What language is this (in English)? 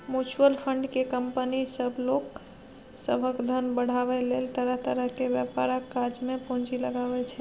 Maithili